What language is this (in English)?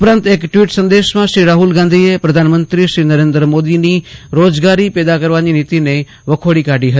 Gujarati